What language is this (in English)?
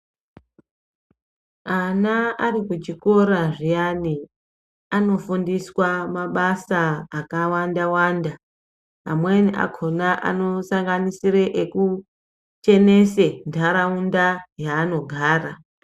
Ndau